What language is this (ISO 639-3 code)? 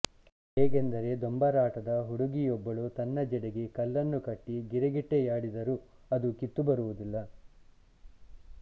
kan